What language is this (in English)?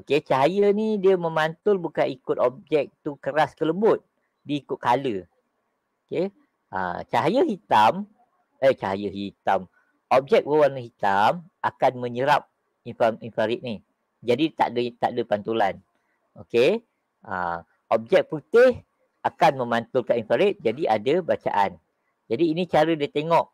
Malay